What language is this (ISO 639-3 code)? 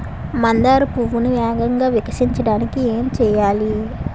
tel